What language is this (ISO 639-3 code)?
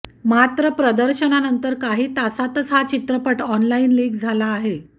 mar